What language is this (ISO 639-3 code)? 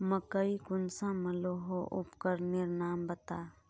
mag